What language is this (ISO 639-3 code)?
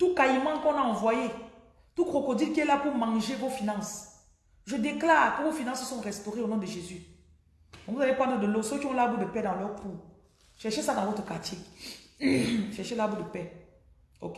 fra